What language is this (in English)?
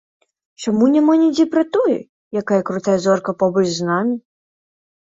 Belarusian